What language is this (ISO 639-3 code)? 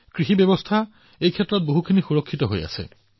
asm